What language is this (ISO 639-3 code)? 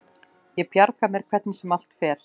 isl